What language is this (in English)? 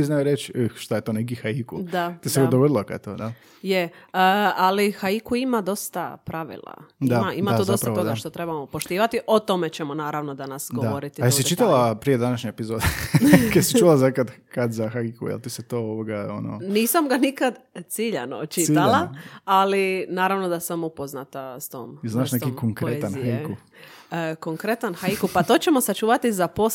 Croatian